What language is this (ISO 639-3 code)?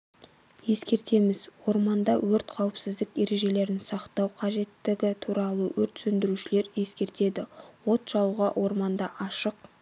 kaz